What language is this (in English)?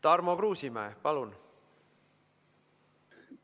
Estonian